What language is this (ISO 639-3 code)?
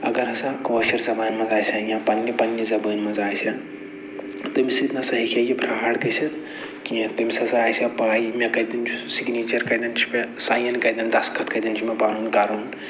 kas